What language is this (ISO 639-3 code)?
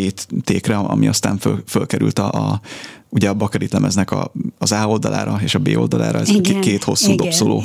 hun